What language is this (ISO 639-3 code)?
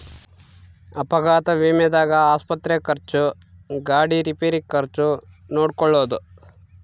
kan